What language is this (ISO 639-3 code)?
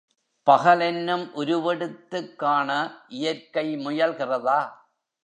tam